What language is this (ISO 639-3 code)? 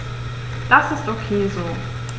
deu